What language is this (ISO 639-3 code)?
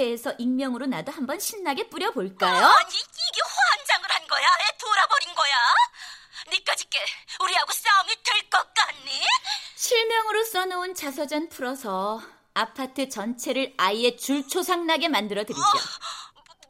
kor